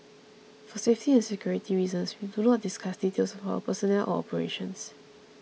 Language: English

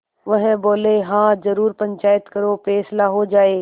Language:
Hindi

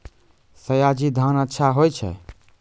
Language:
Maithili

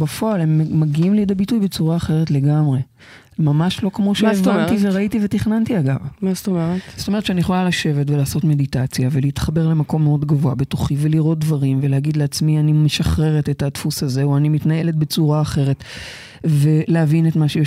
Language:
Hebrew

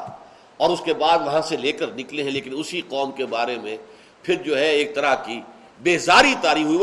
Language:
Urdu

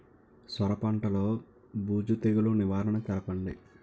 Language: Telugu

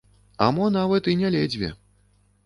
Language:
Belarusian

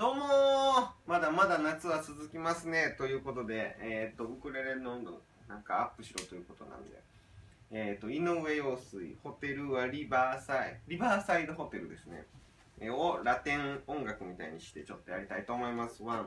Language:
Japanese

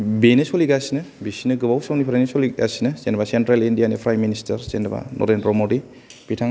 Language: Bodo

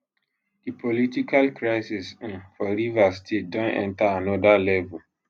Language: Nigerian Pidgin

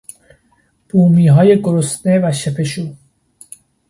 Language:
Persian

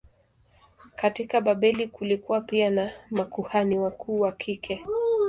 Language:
Swahili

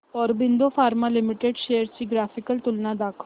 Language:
Marathi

